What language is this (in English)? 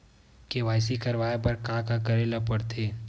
Chhattisgarhi